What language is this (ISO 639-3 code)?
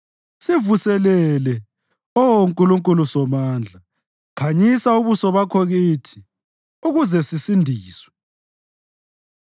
nde